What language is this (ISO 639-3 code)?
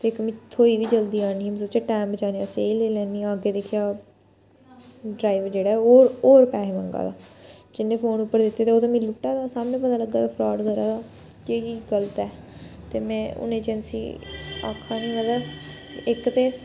doi